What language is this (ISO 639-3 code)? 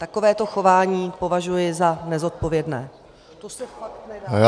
ces